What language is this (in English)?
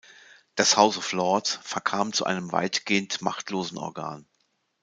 German